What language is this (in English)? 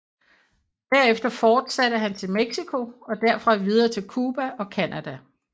Danish